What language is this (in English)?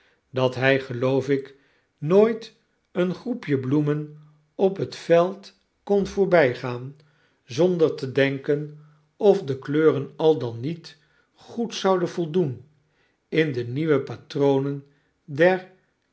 Dutch